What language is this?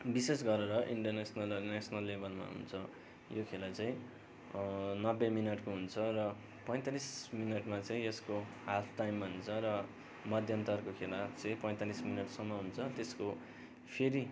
Nepali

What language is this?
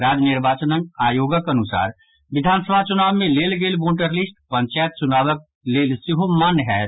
Maithili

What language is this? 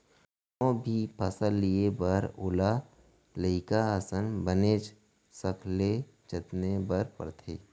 Chhattisgarhi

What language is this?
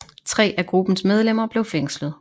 Danish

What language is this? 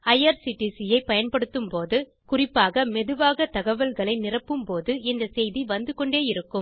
Tamil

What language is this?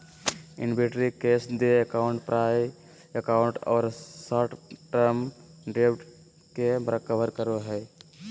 Magahi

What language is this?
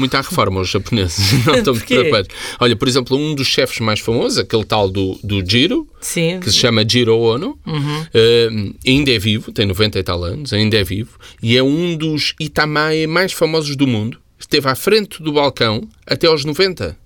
Portuguese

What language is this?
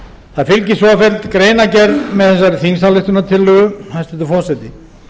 Icelandic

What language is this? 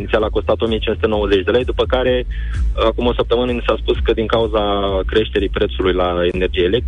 Romanian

